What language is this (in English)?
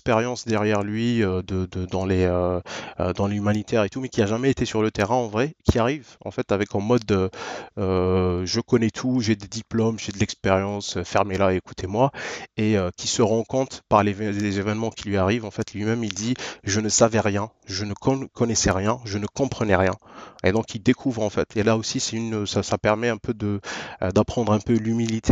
French